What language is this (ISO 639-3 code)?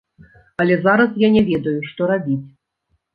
bel